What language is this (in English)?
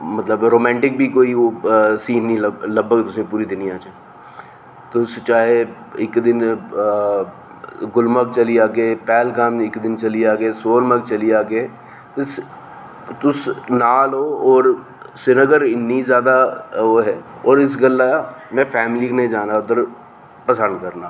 Dogri